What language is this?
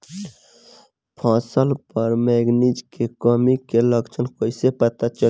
Bhojpuri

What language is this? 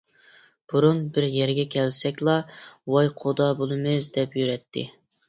Uyghur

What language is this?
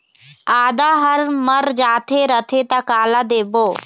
Chhattisgarhi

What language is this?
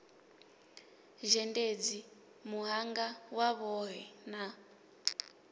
Venda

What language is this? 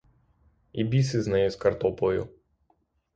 Ukrainian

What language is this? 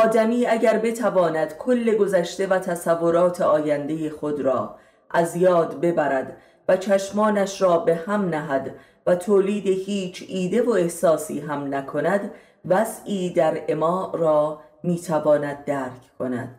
Persian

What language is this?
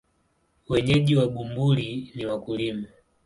Swahili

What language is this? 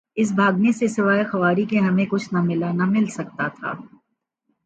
Urdu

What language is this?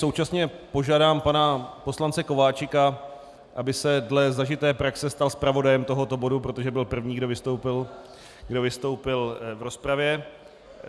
Czech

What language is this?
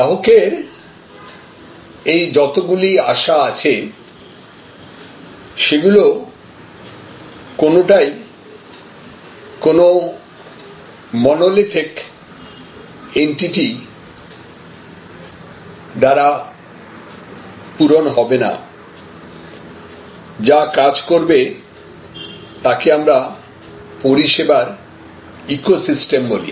Bangla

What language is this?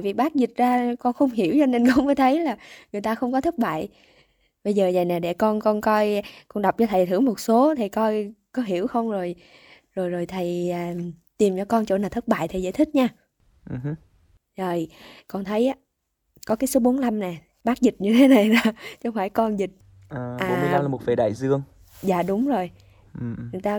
Vietnamese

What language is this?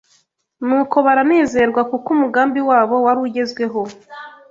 Kinyarwanda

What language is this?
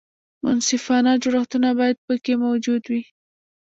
Pashto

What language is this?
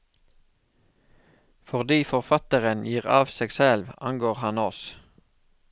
Norwegian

